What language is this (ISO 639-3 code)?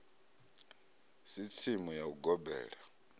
ven